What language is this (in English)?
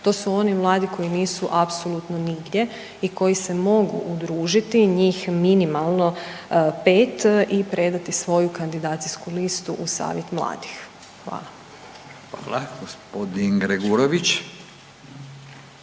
Croatian